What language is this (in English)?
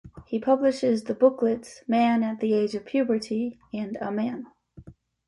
English